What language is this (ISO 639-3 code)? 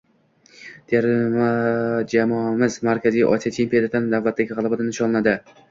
uzb